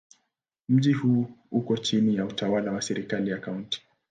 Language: Swahili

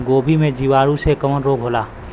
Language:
Bhojpuri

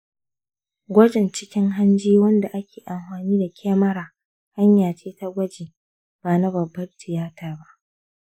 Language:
Hausa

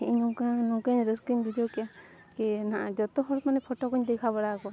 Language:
Santali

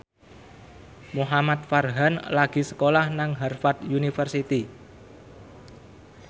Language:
Javanese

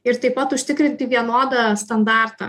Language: Lithuanian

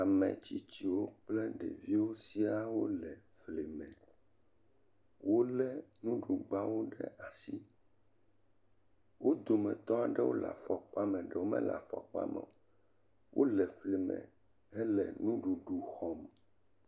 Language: Ewe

